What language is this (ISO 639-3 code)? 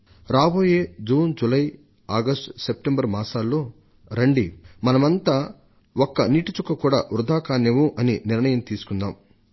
tel